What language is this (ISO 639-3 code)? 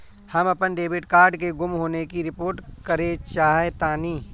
bho